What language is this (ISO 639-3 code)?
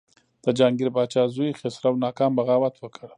pus